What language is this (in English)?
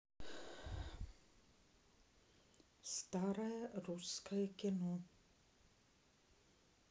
Russian